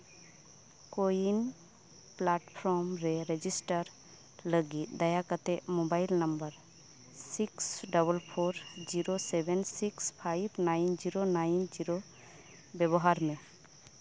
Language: Santali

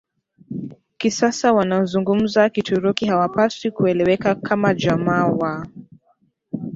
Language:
Swahili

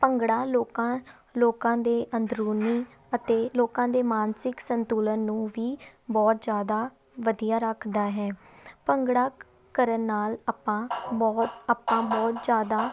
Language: Punjabi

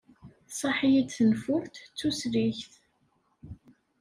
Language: Kabyle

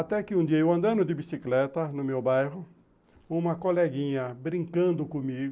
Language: Portuguese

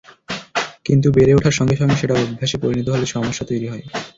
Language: Bangla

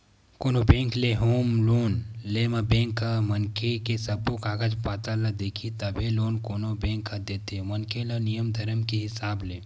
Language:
Chhattisgarhi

